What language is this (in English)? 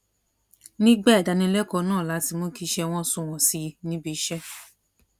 Yoruba